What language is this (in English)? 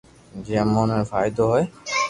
Loarki